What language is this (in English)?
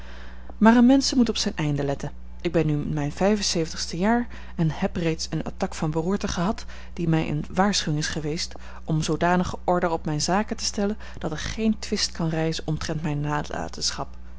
Dutch